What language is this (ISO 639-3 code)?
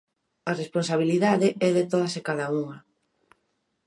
glg